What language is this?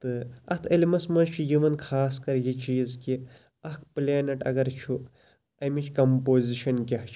Kashmiri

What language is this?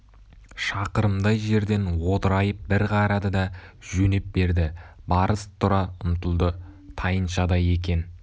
Kazakh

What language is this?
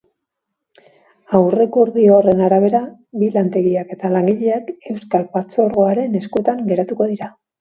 Basque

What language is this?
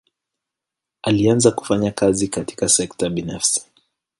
Swahili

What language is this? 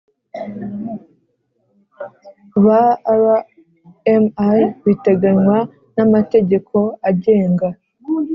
Kinyarwanda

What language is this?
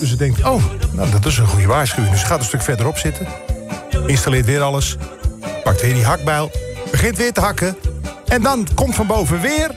Dutch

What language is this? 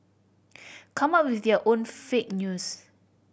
English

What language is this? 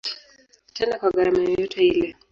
Swahili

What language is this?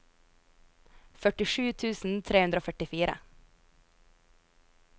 Norwegian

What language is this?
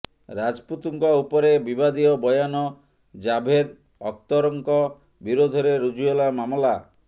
Odia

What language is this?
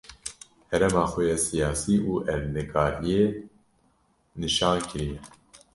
Kurdish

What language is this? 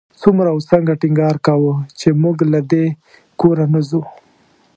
Pashto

